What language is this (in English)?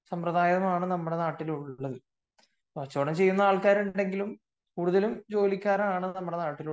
Malayalam